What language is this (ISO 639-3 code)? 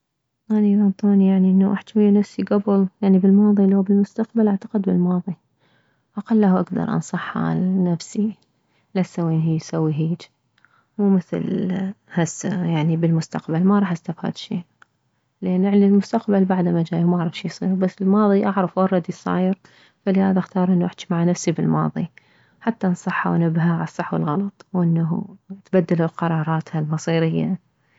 acm